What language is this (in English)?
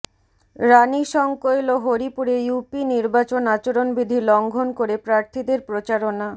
Bangla